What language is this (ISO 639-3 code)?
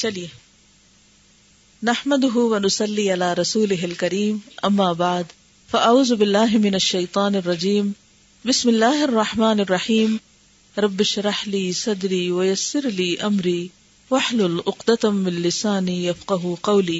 urd